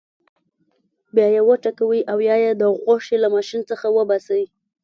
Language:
Pashto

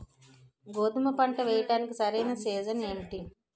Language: Telugu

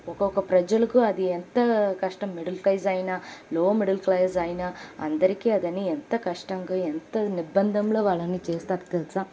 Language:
Telugu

